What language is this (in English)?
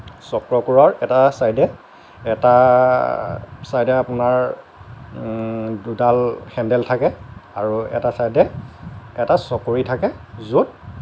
Assamese